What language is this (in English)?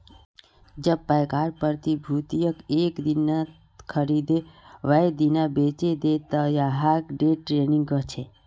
Magahi